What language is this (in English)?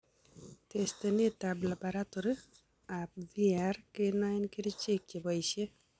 Kalenjin